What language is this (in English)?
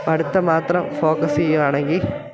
Malayalam